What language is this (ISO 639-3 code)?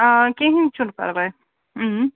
kas